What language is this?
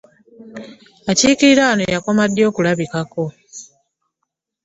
Ganda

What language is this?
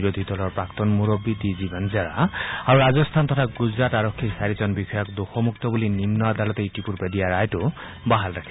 Assamese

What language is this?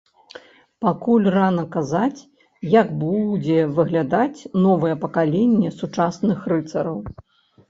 Belarusian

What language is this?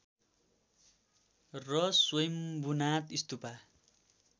Nepali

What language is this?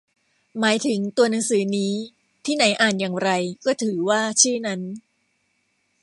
Thai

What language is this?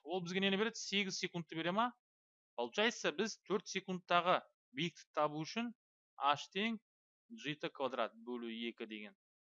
Turkish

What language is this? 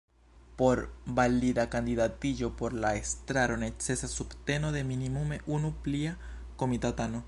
Esperanto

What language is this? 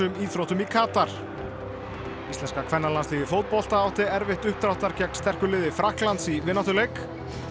Icelandic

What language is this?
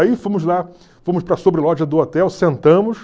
Portuguese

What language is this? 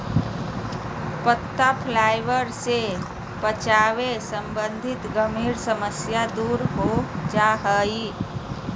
Magahi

